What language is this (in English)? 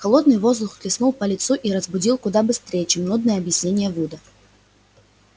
Russian